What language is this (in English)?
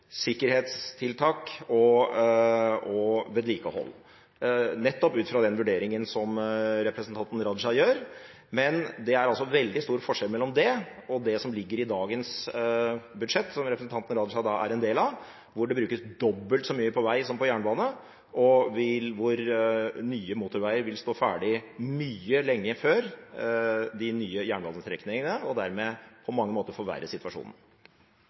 Norwegian Bokmål